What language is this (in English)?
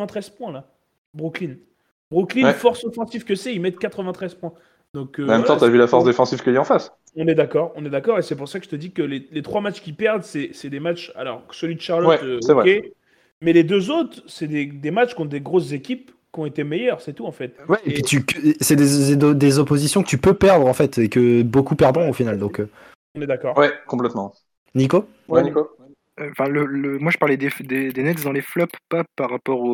French